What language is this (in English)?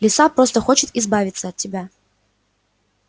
Russian